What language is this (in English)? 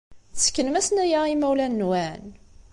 Kabyle